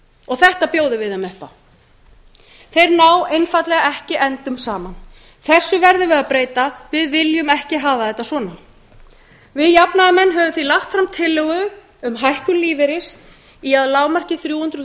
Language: Icelandic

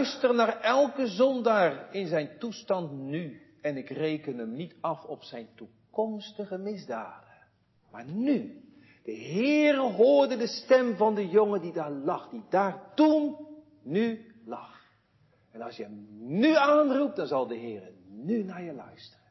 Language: Dutch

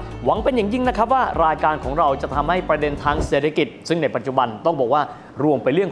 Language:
Thai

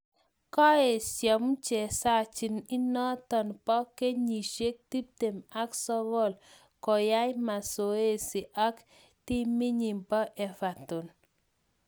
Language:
Kalenjin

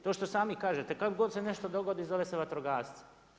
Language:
Croatian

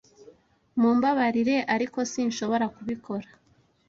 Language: Kinyarwanda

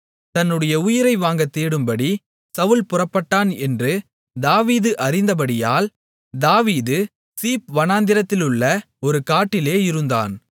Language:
Tamil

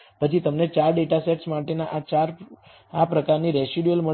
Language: Gujarati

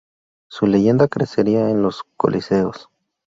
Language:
Spanish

